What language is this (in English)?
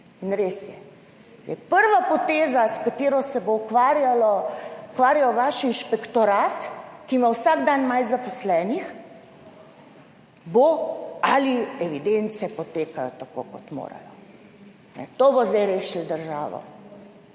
Slovenian